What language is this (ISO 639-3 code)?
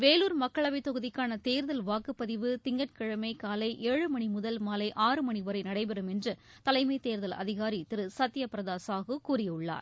tam